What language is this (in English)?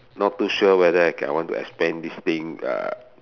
English